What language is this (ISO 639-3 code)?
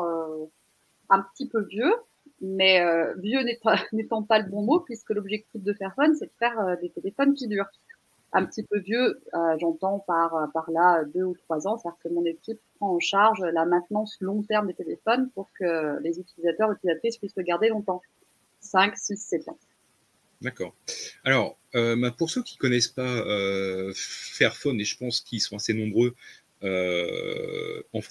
fra